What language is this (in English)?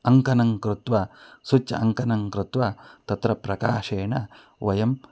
Sanskrit